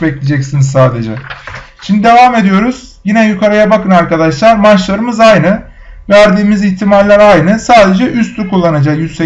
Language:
Turkish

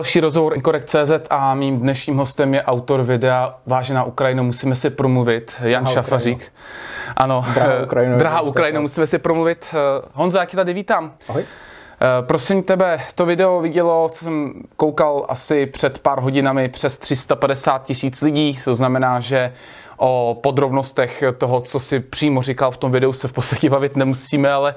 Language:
Czech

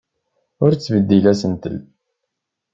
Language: Kabyle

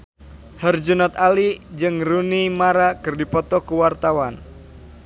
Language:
Sundanese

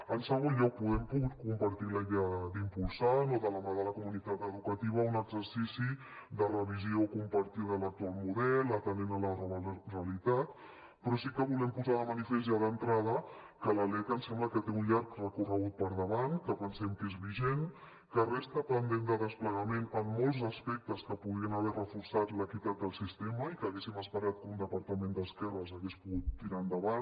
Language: Catalan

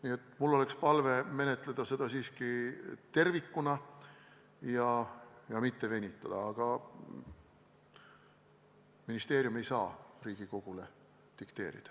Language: Estonian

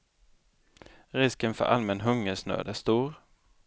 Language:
Swedish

